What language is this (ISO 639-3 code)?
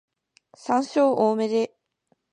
jpn